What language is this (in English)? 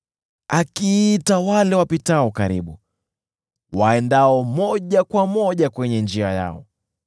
Swahili